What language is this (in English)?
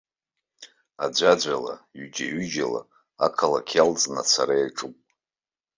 Abkhazian